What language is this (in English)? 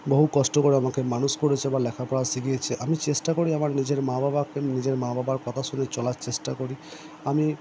Bangla